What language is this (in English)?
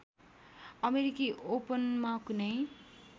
Nepali